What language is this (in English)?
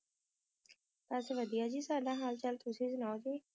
Punjabi